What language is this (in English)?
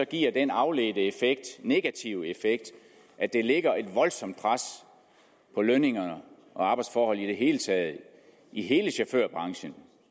Danish